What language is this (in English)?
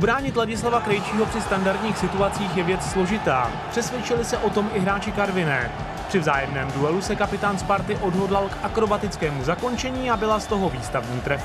Czech